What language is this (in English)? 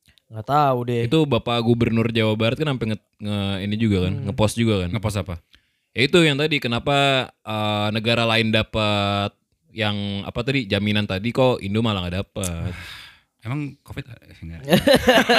Indonesian